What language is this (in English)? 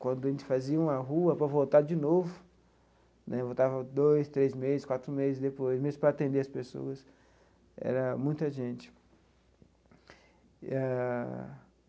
Portuguese